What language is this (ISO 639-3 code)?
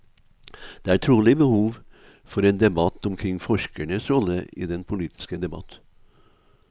nor